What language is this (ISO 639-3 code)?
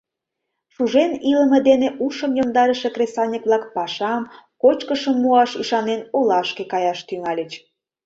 chm